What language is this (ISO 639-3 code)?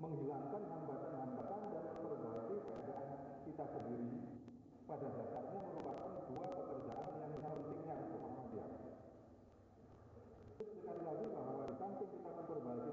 ind